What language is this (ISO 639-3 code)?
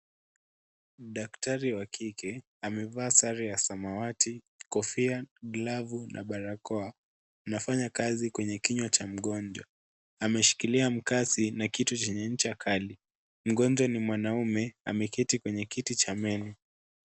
swa